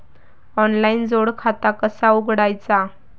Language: Marathi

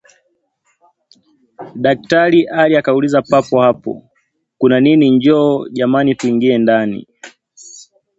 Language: Swahili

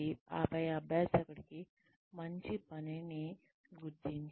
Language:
Telugu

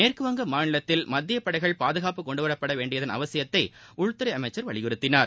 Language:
Tamil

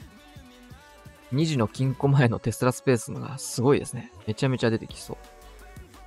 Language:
Japanese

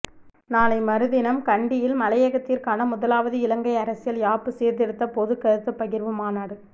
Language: Tamil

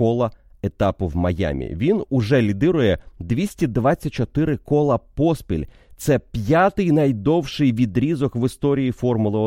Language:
Ukrainian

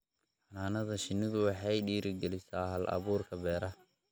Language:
Somali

